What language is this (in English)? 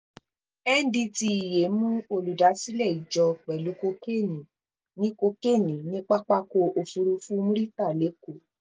Yoruba